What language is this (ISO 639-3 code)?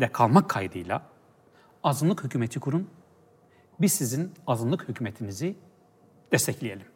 tur